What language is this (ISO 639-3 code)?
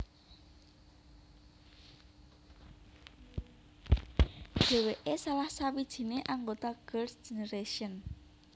jav